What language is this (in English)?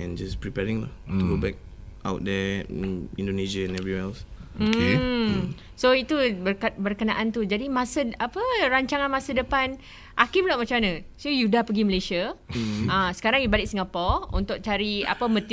Malay